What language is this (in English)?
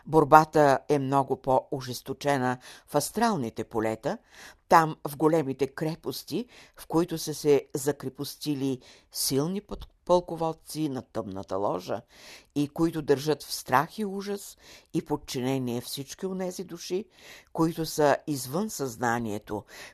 Bulgarian